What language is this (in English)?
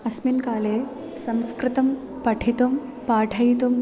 Sanskrit